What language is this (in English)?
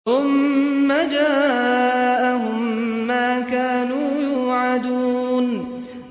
Arabic